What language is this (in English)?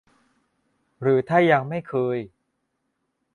Thai